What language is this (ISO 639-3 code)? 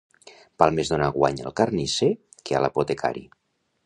cat